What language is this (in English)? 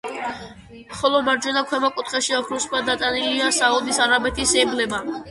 Georgian